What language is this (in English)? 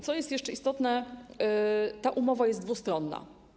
Polish